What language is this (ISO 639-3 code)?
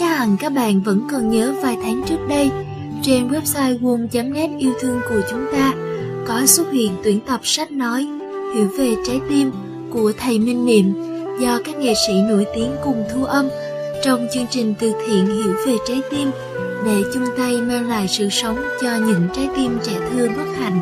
vie